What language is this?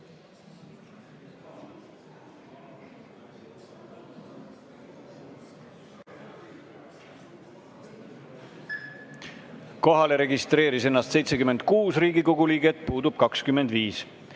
Estonian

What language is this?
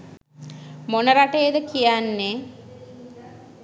Sinhala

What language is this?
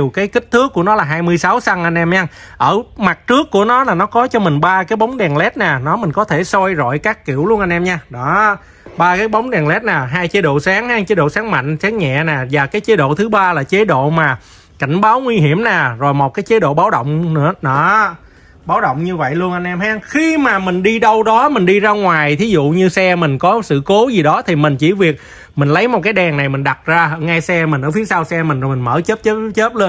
Vietnamese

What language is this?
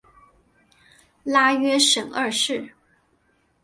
Chinese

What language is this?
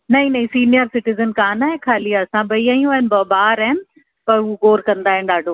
Sindhi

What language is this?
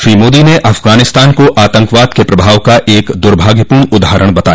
Hindi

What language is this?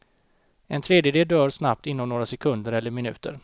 Swedish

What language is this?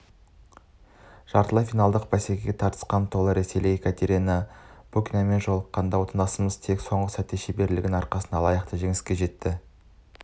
Kazakh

